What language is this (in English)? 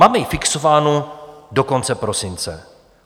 Czech